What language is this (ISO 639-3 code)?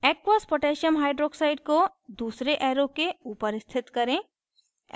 hin